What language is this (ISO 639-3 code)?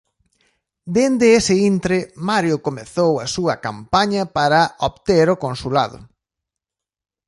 glg